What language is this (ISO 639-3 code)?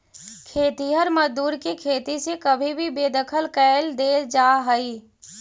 mag